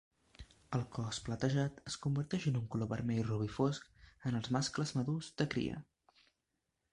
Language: Catalan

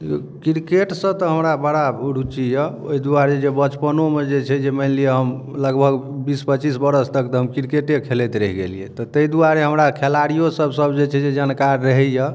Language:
Maithili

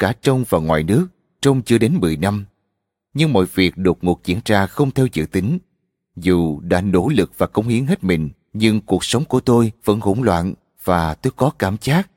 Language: Vietnamese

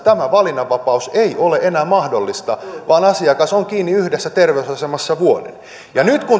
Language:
Finnish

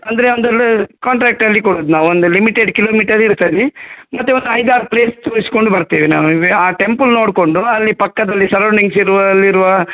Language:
Kannada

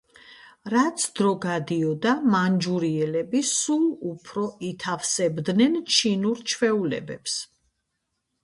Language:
Georgian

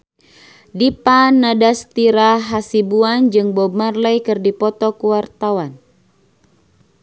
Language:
Sundanese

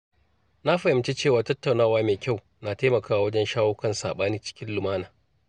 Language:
Hausa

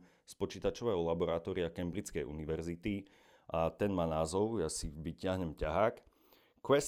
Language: Slovak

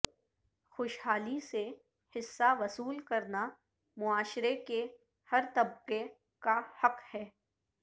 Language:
Urdu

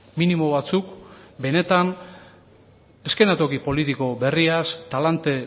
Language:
Basque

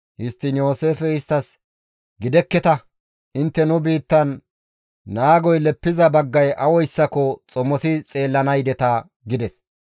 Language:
Gamo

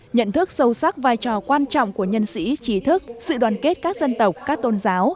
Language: Vietnamese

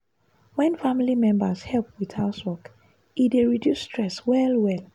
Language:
Nigerian Pidgin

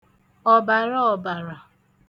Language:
Igbo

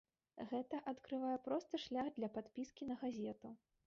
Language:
Belarusian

